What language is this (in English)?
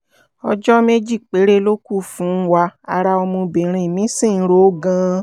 Yoruba